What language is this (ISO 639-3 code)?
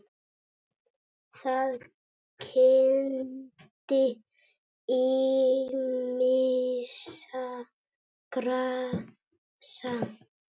isl